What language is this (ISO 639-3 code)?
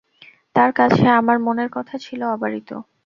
ben